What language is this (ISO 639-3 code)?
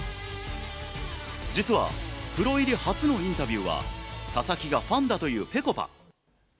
jpn